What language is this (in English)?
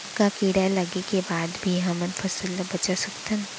Chhattisgarhi